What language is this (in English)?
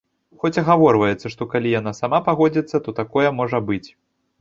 Belarusian